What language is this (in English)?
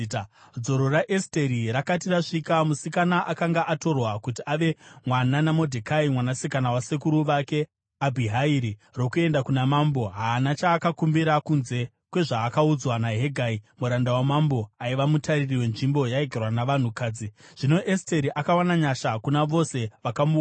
Shona